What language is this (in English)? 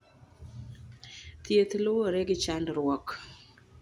Luo (Kenya and Tanzania)